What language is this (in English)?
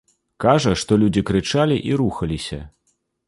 Belarusian